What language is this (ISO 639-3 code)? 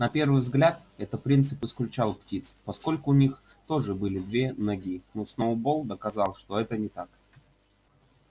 rus